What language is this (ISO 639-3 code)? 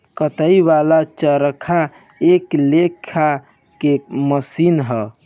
bho